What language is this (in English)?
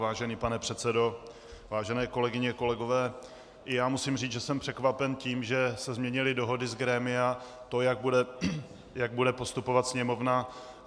Czech